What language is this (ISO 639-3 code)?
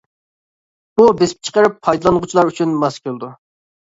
uig